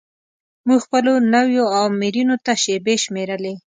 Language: Pashto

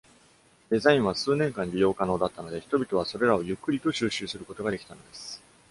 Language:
Japanese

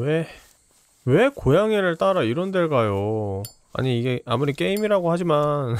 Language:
Korean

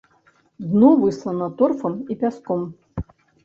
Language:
Belarusian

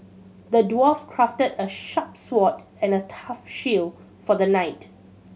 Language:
English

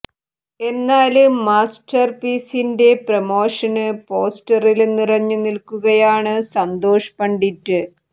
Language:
Malayalam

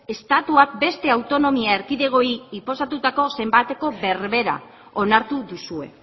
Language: Basque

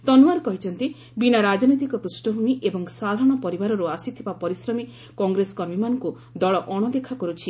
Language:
Odia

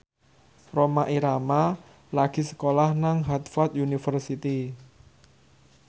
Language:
Javanese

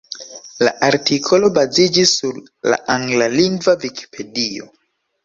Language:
Esperanto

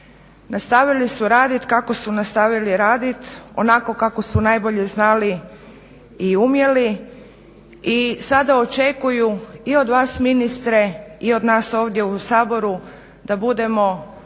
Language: Croatian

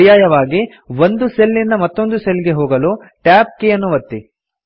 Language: Kannada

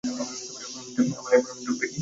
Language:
Bangla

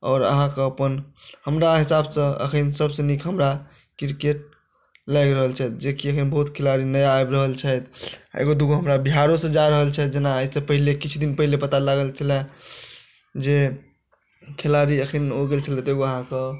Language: Maithili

